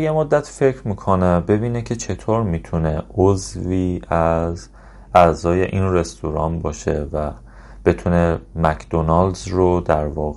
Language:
Persian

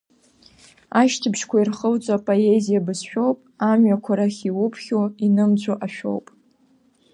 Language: Abkhazian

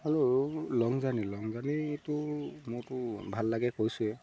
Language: Assamese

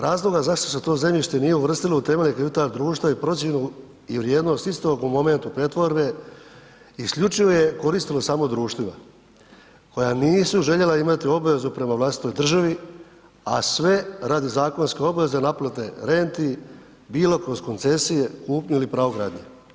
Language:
Croatian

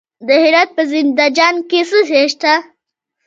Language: Pashto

